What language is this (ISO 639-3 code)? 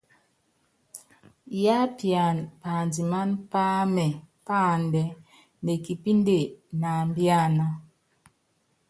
yav